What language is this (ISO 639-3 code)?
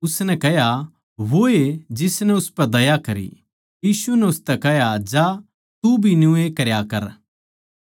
bgc